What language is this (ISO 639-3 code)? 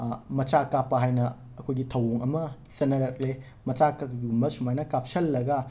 mni